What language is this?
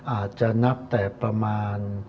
Thai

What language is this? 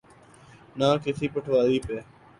Urdu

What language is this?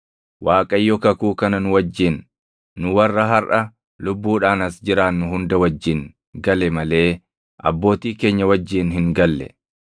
Oromo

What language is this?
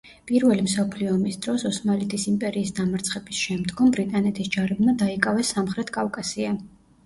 Georgian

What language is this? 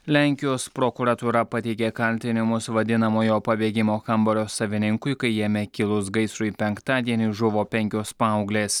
Lithuanian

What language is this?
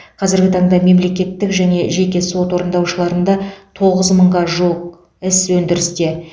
Kazakh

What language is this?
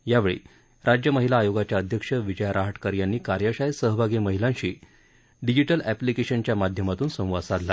Marathi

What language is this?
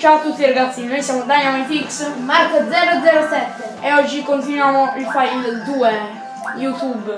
Italian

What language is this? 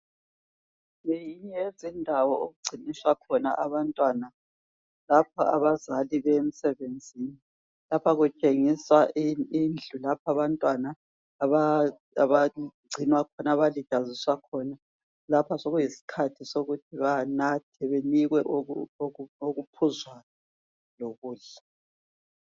North Ndebele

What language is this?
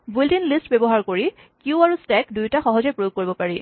Assamese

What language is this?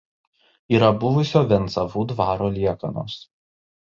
Lithuanian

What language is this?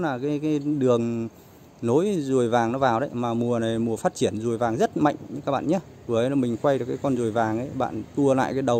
Vietnamese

